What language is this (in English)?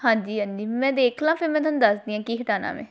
Punjabi